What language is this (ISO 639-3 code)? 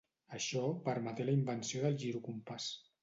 cat